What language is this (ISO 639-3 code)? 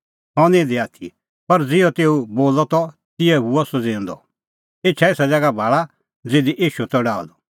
kfx